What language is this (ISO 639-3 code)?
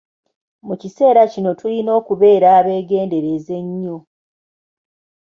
lug